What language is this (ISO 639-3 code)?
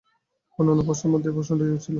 ben